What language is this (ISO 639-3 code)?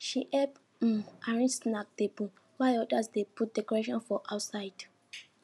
pcm